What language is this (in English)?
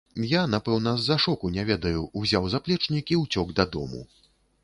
Belarusian